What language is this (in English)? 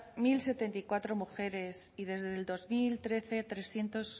Spanish